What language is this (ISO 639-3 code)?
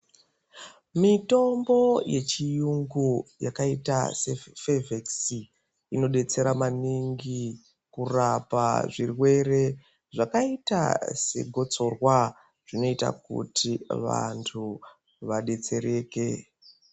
ndc